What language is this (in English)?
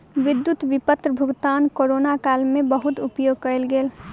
Maithili